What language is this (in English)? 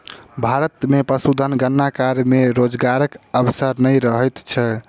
Maithili